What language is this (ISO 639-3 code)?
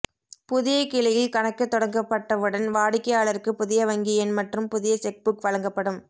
tam